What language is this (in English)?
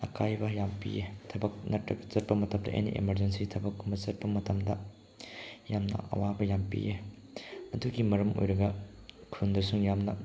Manipuri